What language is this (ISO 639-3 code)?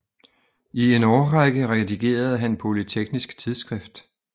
dan